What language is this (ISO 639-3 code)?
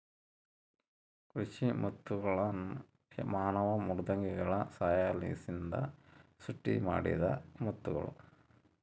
kan